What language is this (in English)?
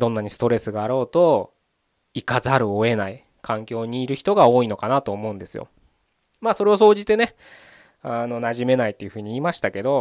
Japanese